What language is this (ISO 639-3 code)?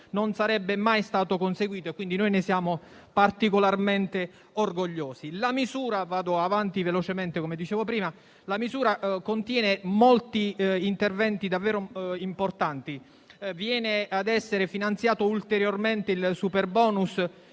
ita